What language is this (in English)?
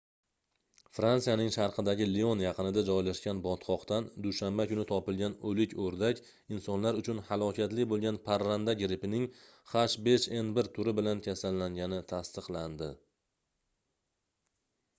Uzbek